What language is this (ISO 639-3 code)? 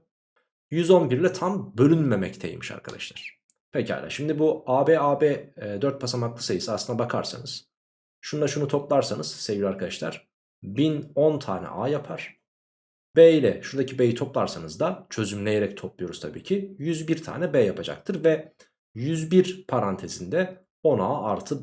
tur